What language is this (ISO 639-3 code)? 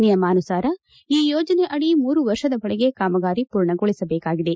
kan